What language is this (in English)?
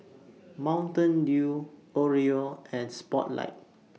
English